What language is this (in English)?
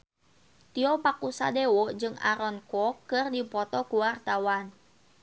Sundanese